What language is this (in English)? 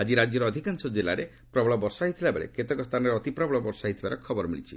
Odia